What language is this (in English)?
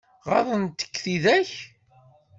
Kabyle